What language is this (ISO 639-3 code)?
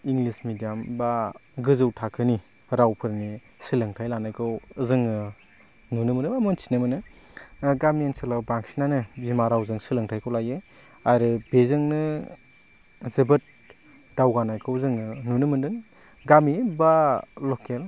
brx